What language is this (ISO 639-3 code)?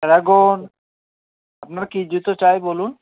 ben